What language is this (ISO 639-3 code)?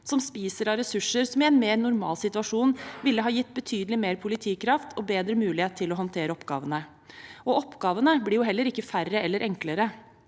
nor